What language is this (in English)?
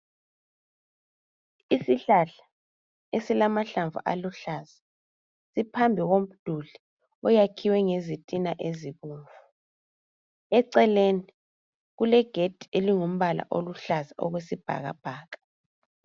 North Ndebele